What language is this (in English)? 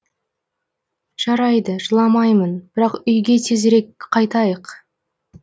Kazakh